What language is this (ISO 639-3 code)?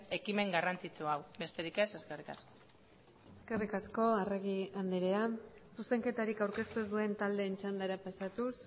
eus